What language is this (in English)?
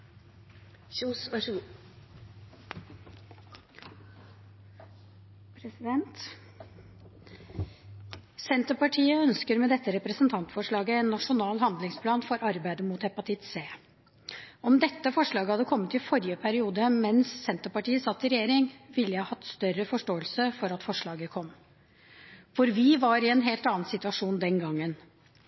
Norwegian Bokmål